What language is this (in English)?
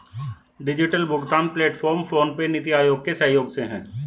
Hindi